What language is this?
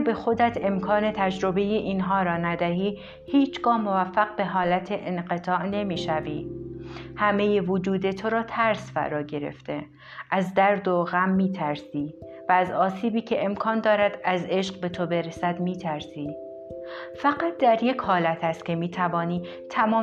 Persian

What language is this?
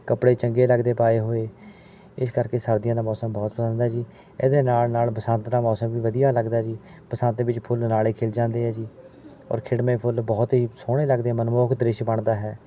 Punjabi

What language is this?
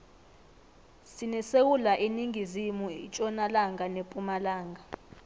South Ndebele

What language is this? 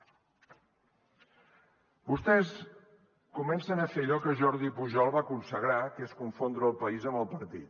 Catalan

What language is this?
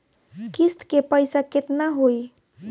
Bhojpuri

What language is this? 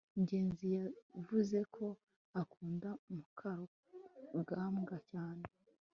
Kinyarwanda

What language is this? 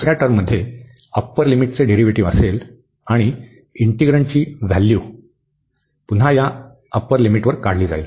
Marathi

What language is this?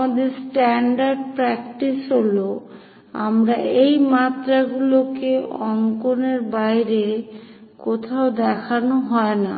Bangla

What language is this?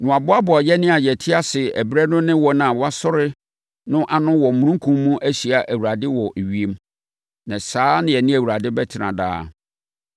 Akan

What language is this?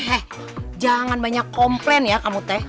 Indonesian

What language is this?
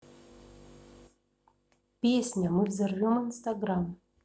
Russian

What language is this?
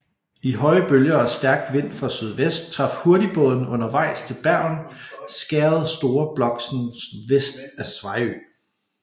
Danish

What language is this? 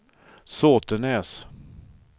Swedish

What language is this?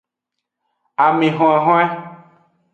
Aja (Benin)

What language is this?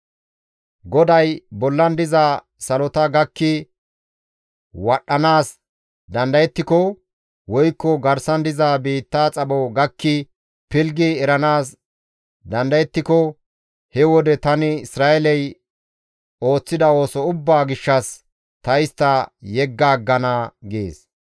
Gamo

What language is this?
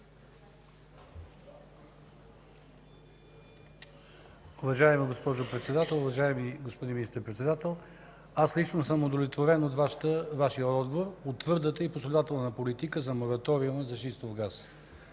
Bulgarian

